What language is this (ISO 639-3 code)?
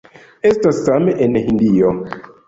epo